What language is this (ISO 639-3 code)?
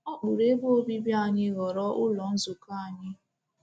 ibo